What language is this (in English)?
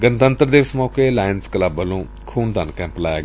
Punjabi